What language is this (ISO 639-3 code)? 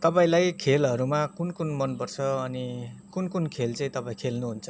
nep